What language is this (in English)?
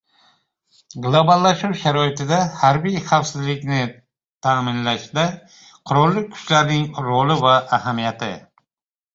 Uzbek